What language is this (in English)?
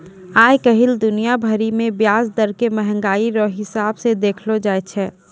Maithili